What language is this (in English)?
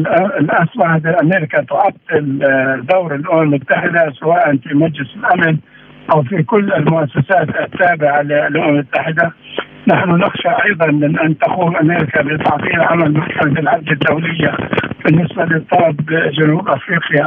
Arabic